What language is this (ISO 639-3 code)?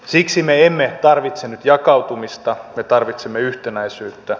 fin